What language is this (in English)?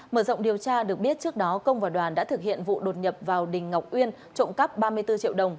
Vietnamese